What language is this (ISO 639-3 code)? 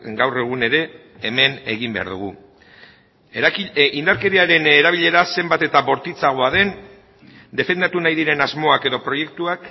eus